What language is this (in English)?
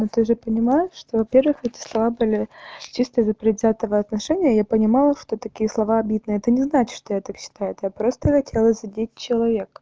Russian